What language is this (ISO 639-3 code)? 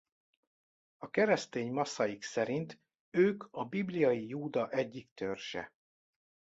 hun